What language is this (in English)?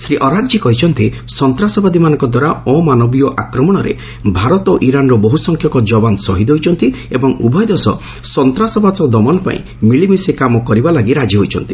Odia